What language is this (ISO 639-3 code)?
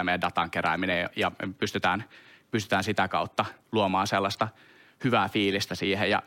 fin